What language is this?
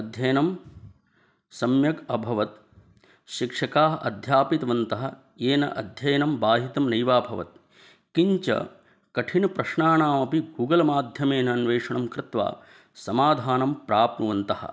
Sanskrit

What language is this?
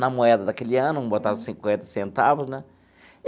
Portuguese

